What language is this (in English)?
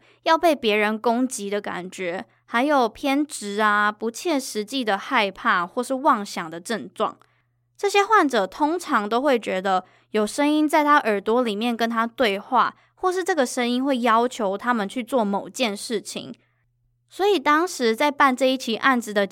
Chinese